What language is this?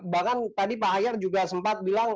Indonesian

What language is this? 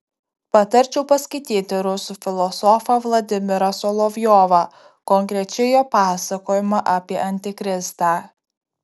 Lithuanian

